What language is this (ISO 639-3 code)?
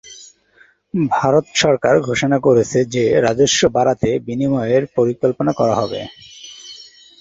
ben